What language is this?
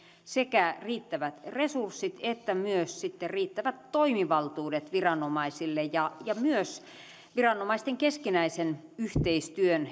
Finnish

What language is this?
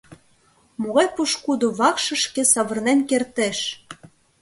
Mari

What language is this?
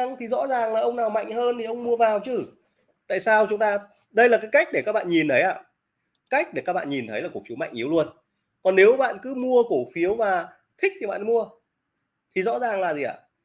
Vietnamese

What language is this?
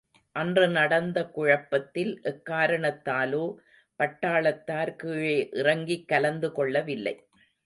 Tamil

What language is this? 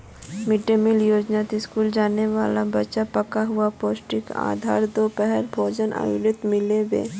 Magahi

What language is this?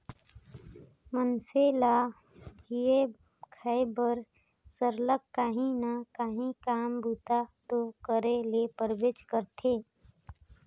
Chhattisgarhi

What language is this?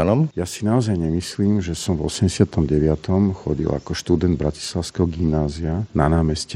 Slovak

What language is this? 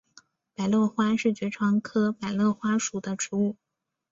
Chinese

